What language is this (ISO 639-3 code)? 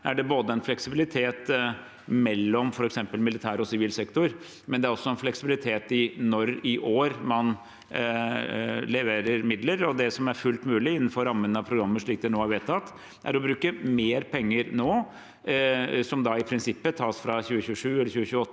nor